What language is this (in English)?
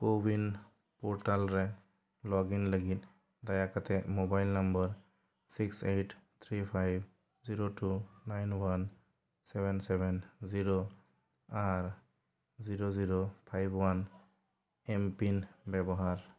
Santali